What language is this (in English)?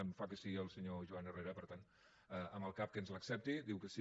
Catalan